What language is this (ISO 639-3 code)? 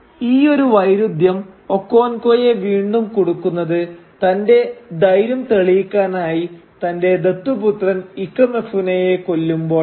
mal